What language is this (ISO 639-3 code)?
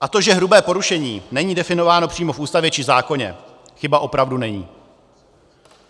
ces